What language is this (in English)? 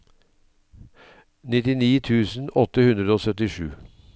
Norwegian